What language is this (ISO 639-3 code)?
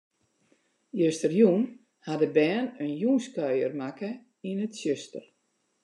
fry